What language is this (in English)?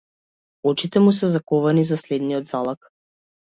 Macedonian